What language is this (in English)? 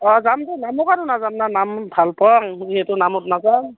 Assamese